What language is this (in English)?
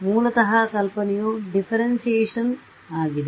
Kannada